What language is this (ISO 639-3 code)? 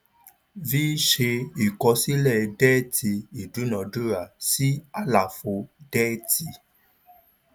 yor